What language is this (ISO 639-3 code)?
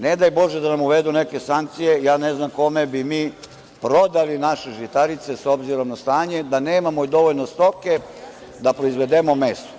srp